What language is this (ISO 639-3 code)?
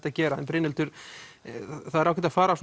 isl